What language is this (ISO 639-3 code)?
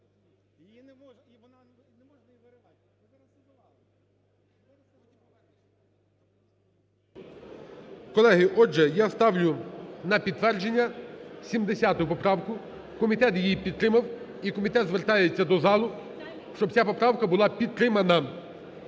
ukr